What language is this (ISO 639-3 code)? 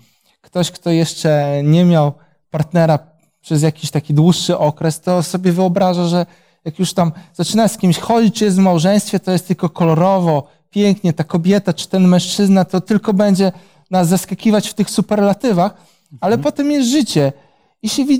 pol